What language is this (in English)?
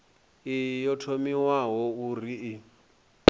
Venda